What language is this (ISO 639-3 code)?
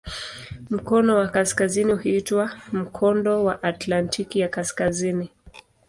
swa